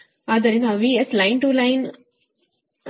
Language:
Kannada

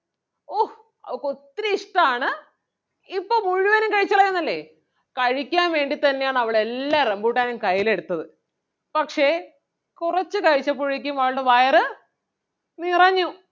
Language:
Malayalam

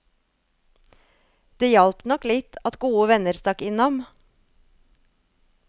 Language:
Norwegian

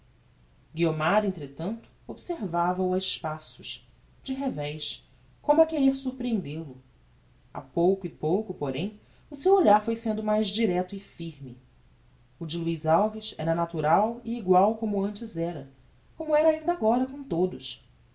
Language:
Portuguese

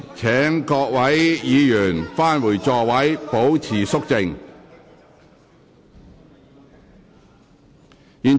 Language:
Cantonese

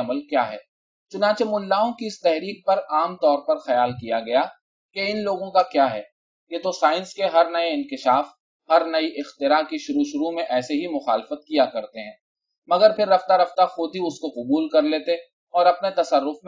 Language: Urdu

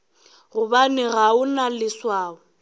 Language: Northern Sotho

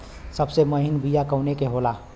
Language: Bhojpuri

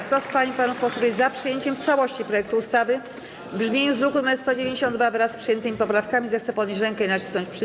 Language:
Polish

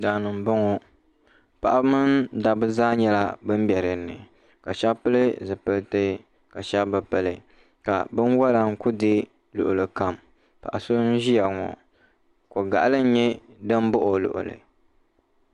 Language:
Dagbani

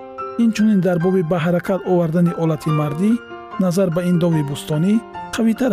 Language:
Persian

